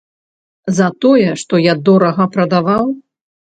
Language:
Belarusian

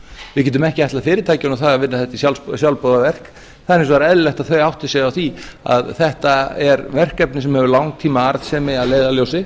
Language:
Icelandic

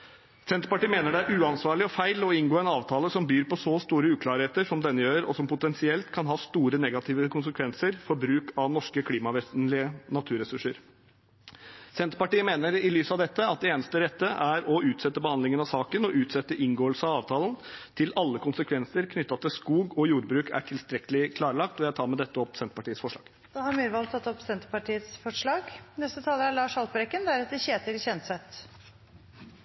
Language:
Norwegian Bokmål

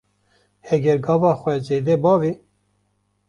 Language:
Kurdish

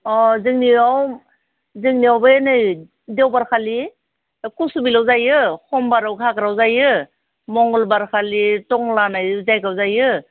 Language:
Bodo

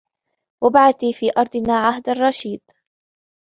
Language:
Arabic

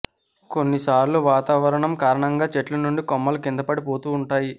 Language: Telugu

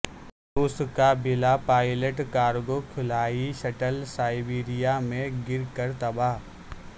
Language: Urdu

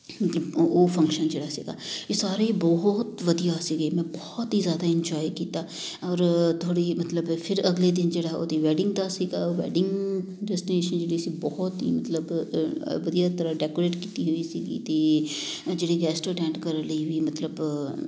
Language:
Punjabi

